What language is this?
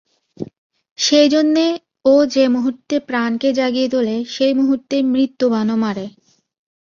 Bangla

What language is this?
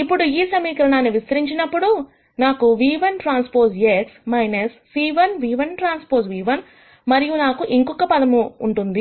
Telugu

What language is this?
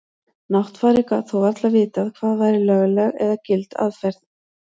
Icelandic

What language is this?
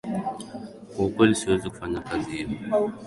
Swahili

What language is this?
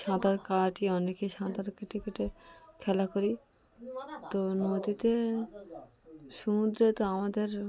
Bangla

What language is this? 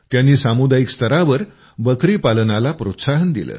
Marathi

